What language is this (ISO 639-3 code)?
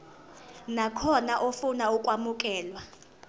zul